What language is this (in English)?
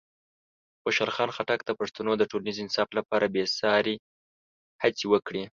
Pashto